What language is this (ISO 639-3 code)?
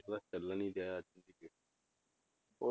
pan